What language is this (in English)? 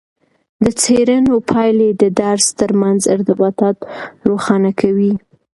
Pashto